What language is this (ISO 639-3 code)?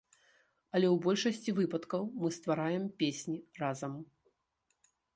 bel